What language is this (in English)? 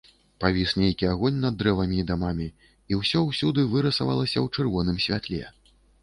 Belarusian